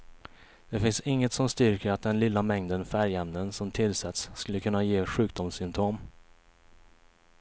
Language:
Swedish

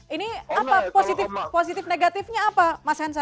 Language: Indonesian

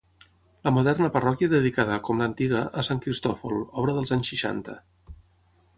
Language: Catalan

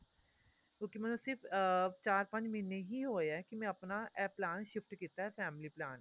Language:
Punjabi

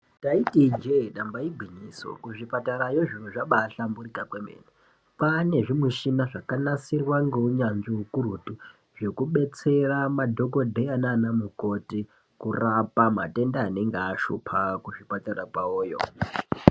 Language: Ndau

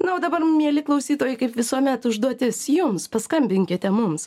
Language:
Lithuanian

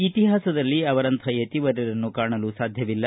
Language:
Kannada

